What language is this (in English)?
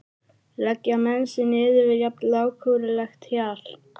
Icelandic